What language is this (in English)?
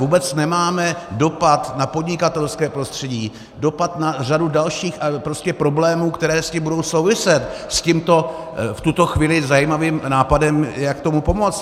Czech